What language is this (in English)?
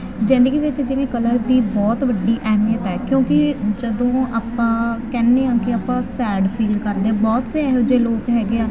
Punjabi